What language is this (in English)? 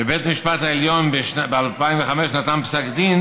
Hebrew